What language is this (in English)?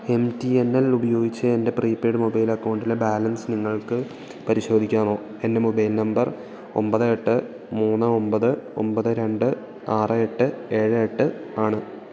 Malayalam